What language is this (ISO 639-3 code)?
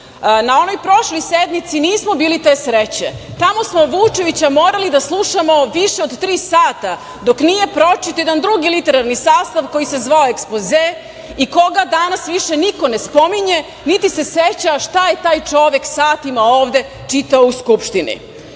srp